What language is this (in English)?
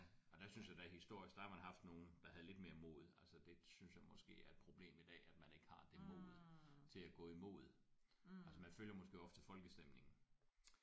Danish